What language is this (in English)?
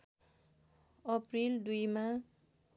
Nepali